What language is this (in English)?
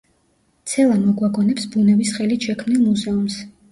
Georgian